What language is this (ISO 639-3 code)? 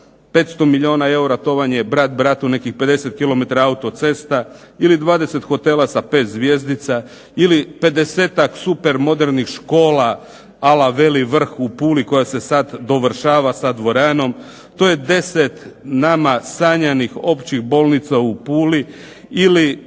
hrv